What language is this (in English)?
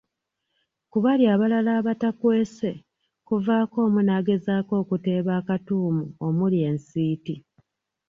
Ganda